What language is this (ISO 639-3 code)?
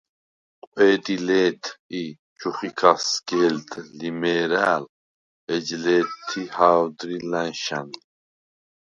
sva